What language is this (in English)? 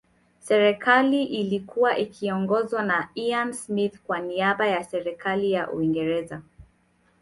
Swahili